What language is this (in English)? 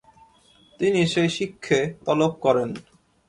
Bangla